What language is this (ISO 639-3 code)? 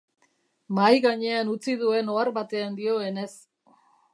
eus